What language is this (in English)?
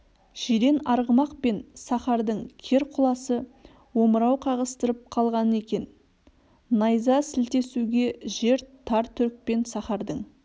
Kazakh